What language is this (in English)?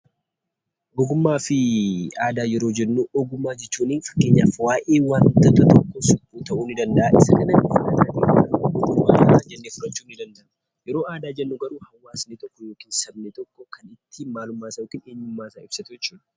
Oromo